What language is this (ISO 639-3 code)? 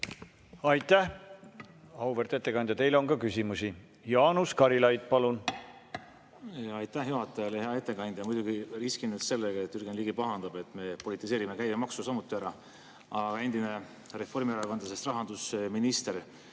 est